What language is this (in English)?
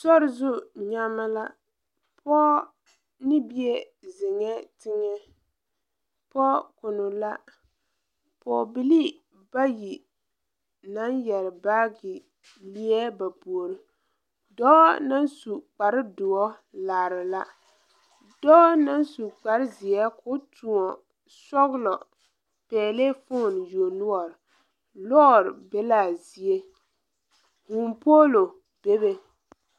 Southern Dagaare